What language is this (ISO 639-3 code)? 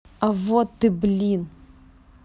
rus